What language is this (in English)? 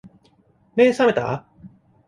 Japanese